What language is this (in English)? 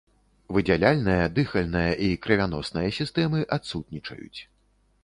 Belarusian